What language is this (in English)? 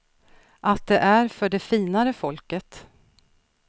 Swedish